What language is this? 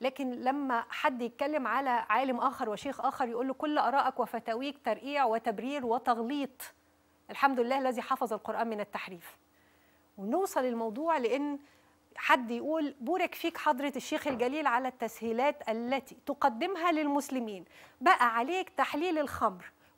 Arabic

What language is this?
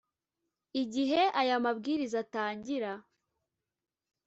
Kinyarwanda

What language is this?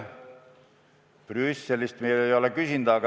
Estonian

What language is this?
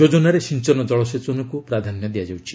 Odia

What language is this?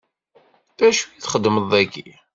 Kabyle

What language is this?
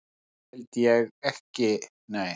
Icelandic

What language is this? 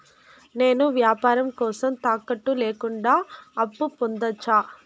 Telugu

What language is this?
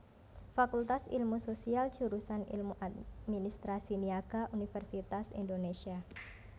Javanese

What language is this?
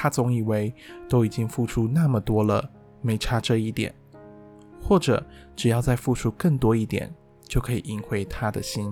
Chinese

